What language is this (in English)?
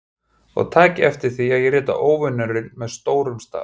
Icelandic